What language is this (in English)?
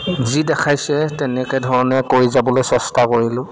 Assamese